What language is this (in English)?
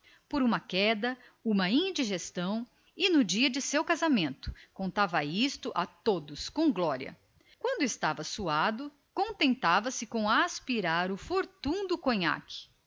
Portuguese